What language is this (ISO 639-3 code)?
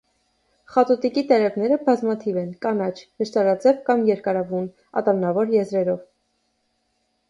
hye